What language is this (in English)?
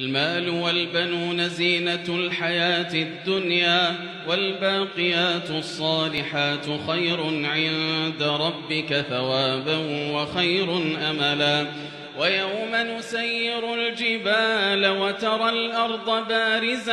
Arabic